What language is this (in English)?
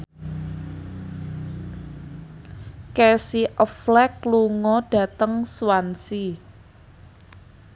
Javanese